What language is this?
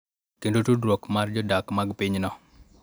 Luo (Kenya and Tanzania)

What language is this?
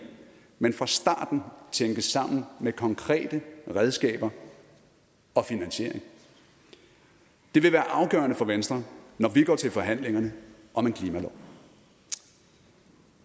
Danish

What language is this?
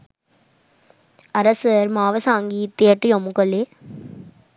Sinhala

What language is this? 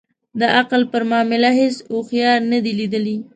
Pashto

